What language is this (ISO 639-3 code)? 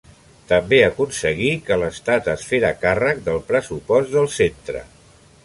cat